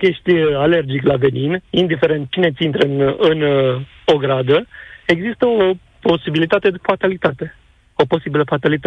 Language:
Romanian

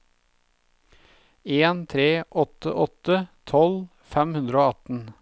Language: Norwegian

